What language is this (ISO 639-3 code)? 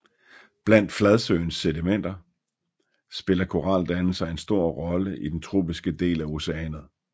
dan